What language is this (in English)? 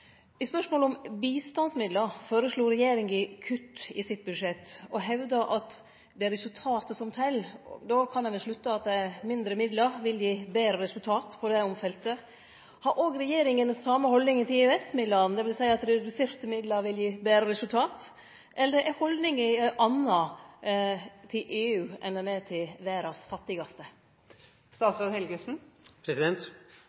Norwegian Nynorsk